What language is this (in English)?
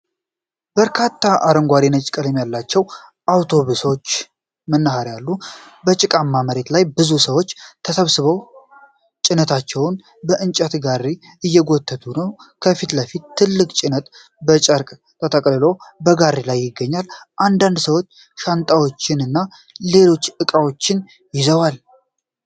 Amharic